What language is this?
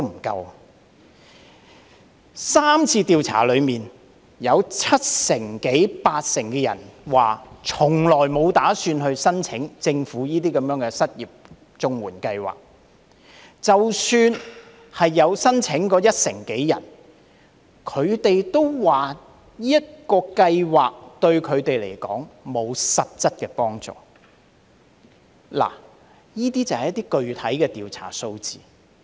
Cantonese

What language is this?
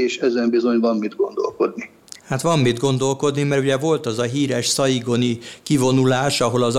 Hungarian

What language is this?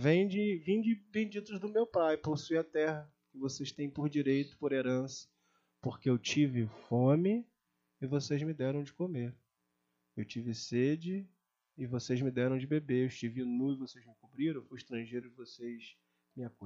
Portuguese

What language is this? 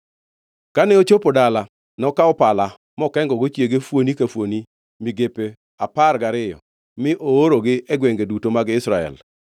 Luo (Kenya and Tanzania)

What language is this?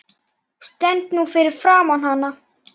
Icelandic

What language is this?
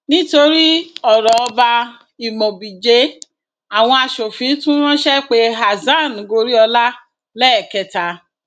Yoruba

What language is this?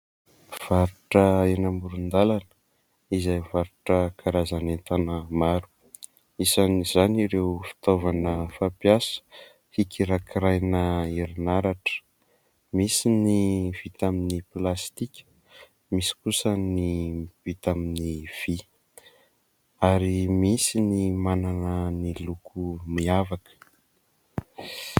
Malagasy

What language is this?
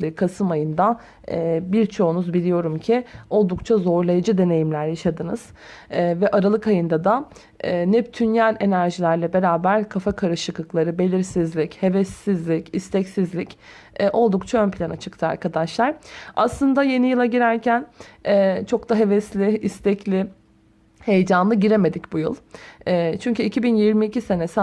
Turkish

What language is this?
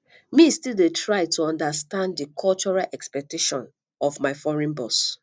Nigerian Pidgin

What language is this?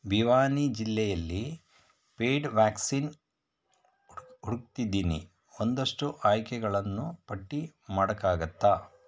Kannada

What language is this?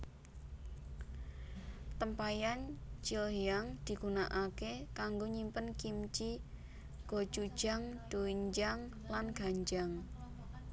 Javanese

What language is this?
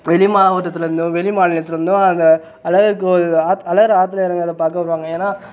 Tamil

